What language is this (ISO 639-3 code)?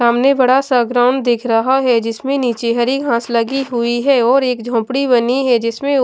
hin